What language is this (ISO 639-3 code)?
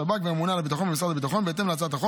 heb